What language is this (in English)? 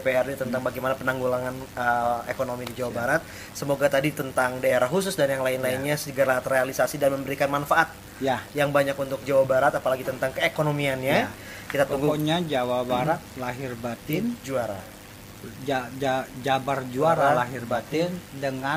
Indonesian